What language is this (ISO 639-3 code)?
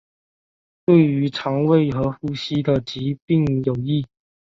zho